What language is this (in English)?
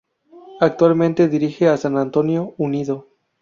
Spanish